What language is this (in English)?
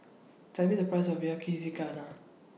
English